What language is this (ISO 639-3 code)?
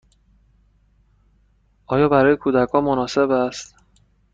fas